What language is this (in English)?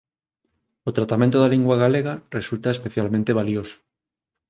Galician